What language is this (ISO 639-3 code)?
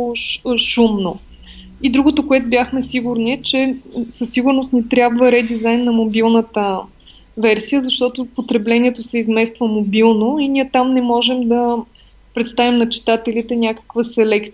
bul